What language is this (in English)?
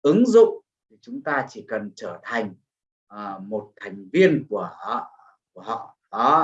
Vietnamese